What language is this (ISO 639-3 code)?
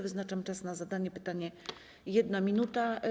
pol